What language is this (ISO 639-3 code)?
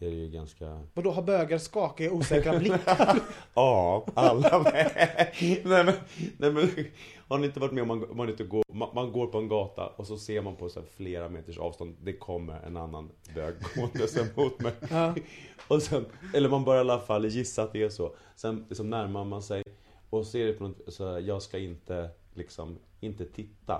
swe